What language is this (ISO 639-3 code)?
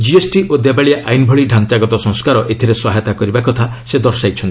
ori